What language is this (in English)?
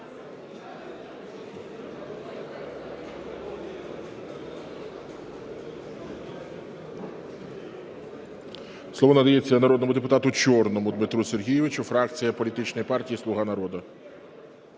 Ukrainian